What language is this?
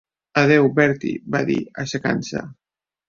Catalan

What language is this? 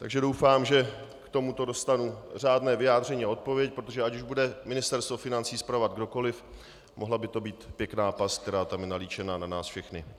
Czech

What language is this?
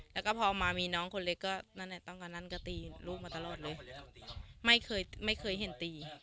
Thai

